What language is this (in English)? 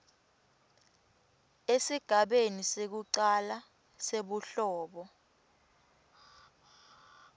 Swati